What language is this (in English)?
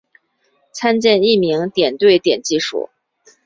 Chinese